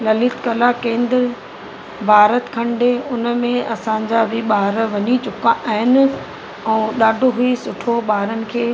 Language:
Sindhi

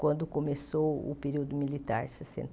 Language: Portuguese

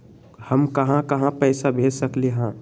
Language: Magahi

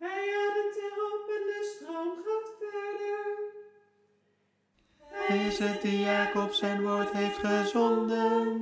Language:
Dutch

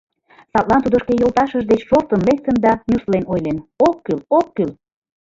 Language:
Mari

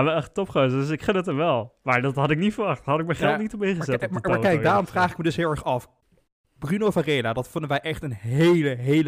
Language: Dutch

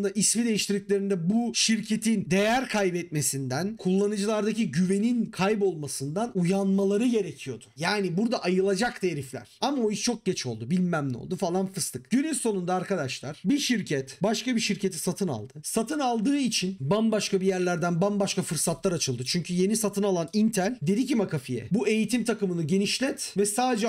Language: Turkish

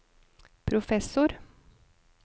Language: Norwegian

